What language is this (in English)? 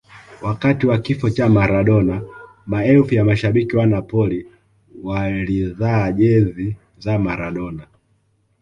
Swahili